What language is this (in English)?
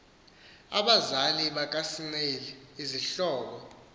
Xhosa